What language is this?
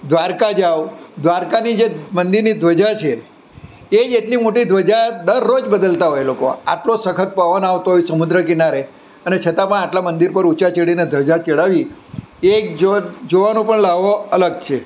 Gujarati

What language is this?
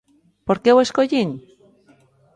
Galician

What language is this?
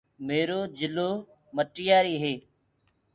Gurgula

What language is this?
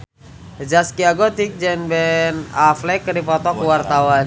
Sundanese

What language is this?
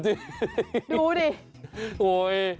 Thai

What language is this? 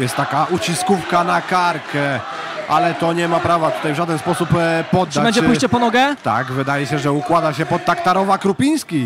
Polish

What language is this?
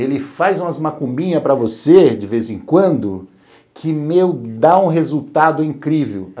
Portuguese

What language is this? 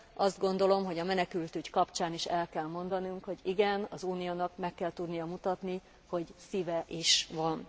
Hungarian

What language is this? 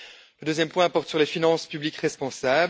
French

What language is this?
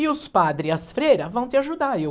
Portuguese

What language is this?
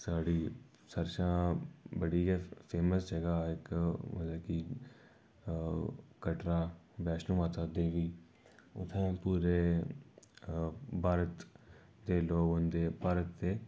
Dogri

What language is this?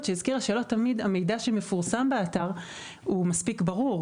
Hebrew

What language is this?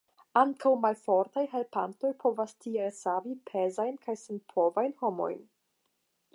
Esperanto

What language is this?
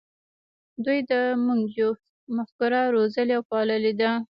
Pashto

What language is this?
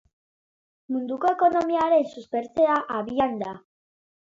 Basque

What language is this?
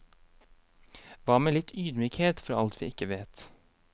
Norwegian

